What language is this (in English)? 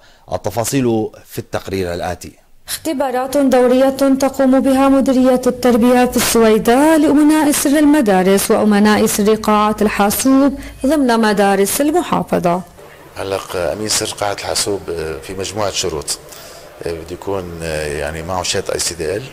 Arabic